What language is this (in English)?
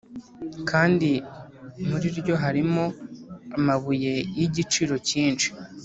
Kinyarwanda